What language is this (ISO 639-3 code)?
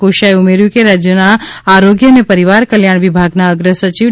guj